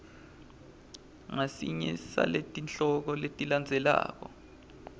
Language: Swati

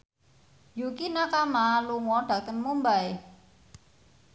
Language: Javanese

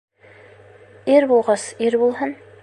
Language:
Bashkir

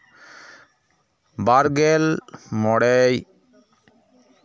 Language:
Santali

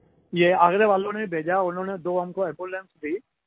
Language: Hindi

